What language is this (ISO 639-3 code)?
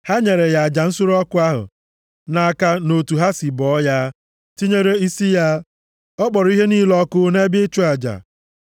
ibo